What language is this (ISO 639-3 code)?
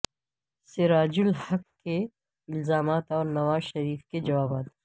urd